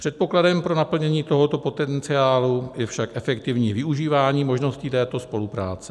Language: Czech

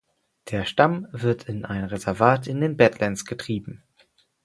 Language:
German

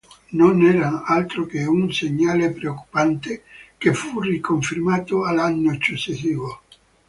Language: Italian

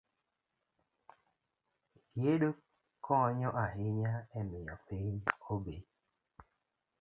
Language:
Luo (Kenya and Tanzania)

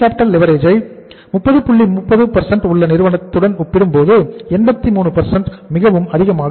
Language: Tamil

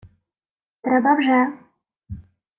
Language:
Ukrainian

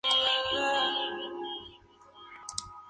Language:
Spanish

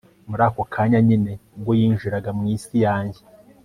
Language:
Kinyarwanda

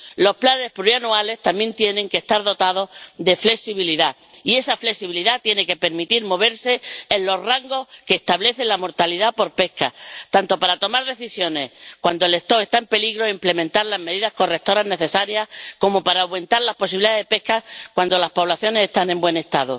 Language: Spanish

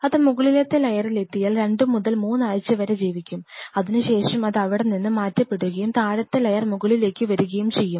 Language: Malayalam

